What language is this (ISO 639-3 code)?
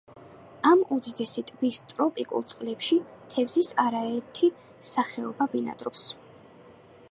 kat